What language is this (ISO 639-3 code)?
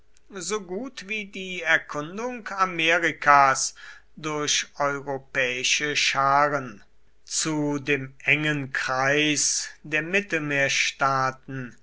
deu